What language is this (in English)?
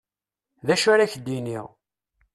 Kabyle